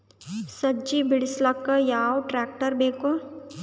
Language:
Kannada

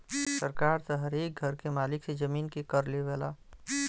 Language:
Bhojpuri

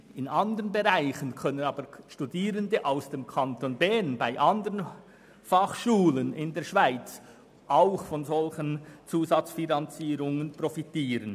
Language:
Swiss German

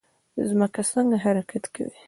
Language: Pashto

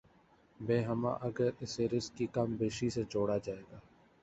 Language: Urdu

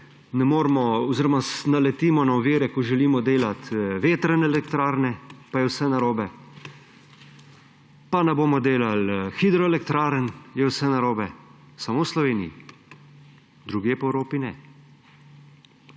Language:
Slovenian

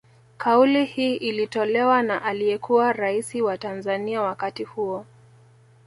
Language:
Swahili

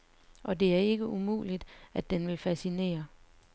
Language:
Danish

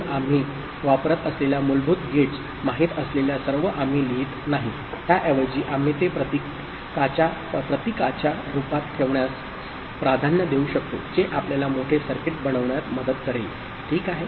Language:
Marathi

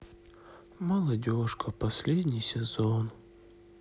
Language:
Russian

